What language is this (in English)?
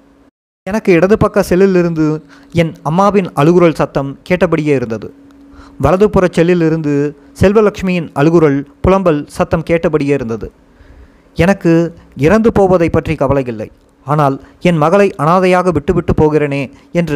Tamil